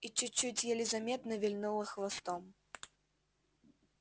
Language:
Russian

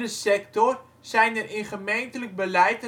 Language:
Dutch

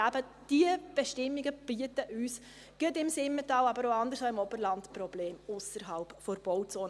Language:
Swiss German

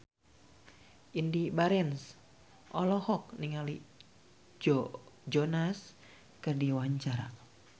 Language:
Sundanese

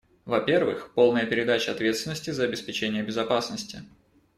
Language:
Russian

